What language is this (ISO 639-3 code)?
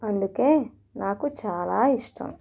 tel